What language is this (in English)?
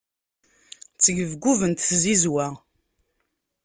Kabyle